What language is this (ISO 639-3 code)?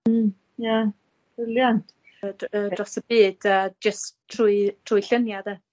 cym